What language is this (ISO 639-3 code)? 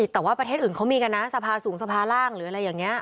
tha